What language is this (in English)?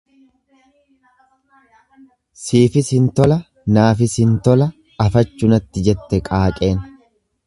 Oromo